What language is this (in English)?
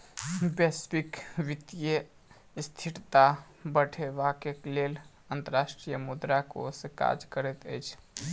Maithili